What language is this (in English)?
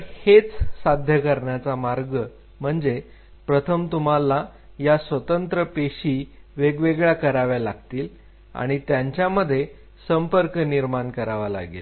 Marathi